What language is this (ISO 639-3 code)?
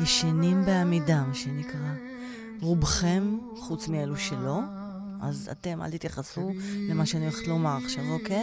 heb